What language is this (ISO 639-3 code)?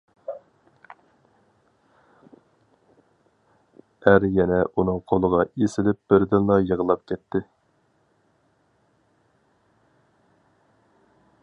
uig